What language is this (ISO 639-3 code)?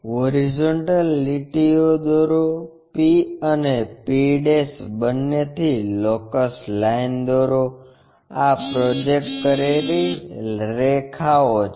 guj